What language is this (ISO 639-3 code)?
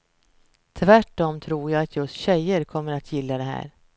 swe